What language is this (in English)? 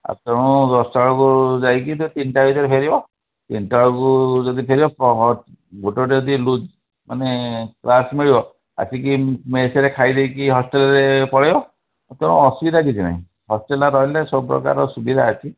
Odia